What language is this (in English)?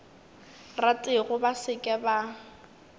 Northern Sotho